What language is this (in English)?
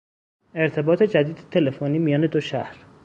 Persian